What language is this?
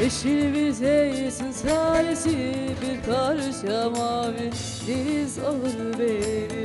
Turkish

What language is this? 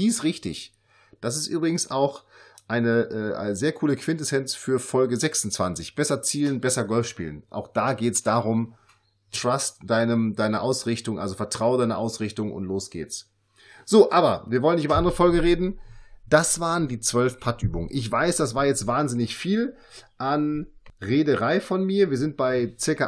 German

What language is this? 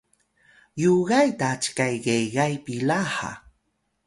Atayal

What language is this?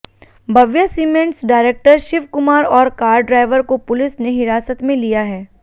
Hindi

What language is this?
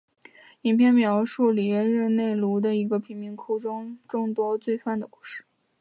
Chinese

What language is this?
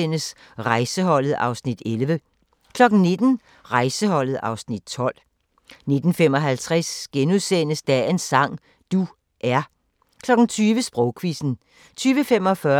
Danish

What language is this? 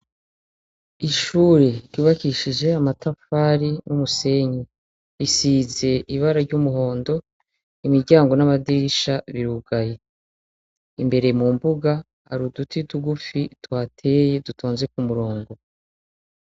Rundi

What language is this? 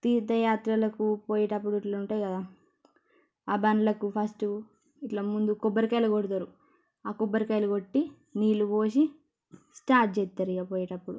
Telugu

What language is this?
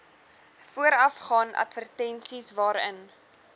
Afrikaans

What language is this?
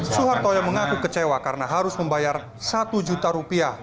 Indonesian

